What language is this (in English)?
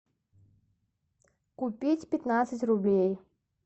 Russian